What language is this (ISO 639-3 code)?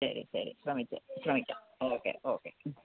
mal